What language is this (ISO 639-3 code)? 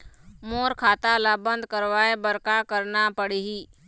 hne